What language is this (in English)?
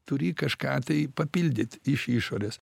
Lithuanian